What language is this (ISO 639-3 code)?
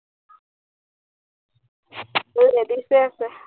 asm